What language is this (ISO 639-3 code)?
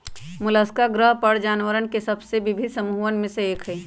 mag